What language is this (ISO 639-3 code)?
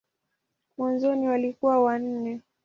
swa